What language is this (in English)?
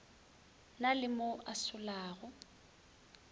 Northern Sotho